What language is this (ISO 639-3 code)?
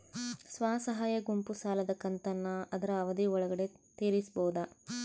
kan